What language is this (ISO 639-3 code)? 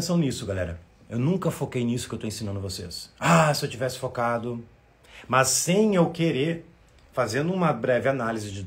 por